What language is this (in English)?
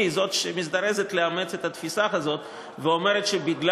Hebrew